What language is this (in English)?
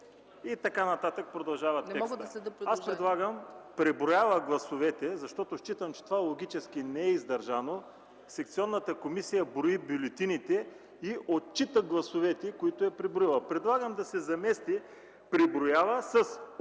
Bulgarian